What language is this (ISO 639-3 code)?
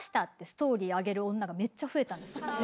jpn